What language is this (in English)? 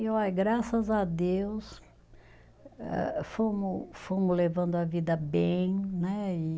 Portuguese